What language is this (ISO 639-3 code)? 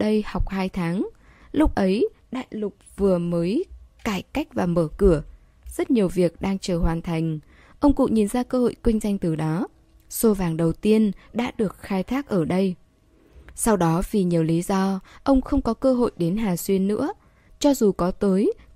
vie